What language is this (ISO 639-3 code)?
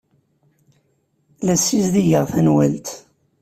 kab